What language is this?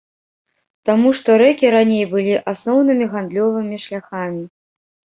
Belarusian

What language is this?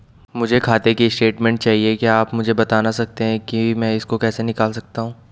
Hindi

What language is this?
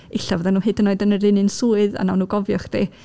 Welsh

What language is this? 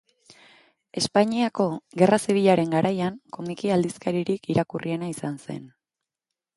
Basque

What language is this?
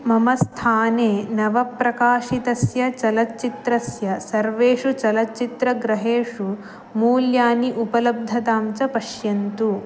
Sanskrit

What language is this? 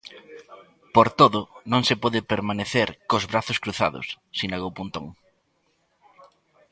Galician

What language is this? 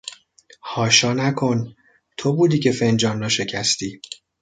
Persian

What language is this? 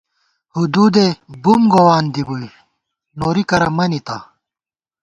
Gawar-Bati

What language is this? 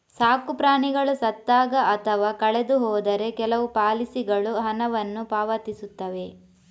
Kannada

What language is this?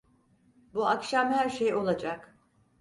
Turkish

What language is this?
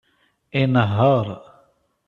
Kabyle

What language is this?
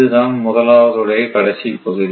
Tamil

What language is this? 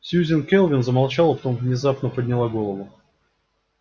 Russian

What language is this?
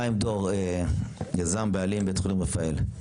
Hebrew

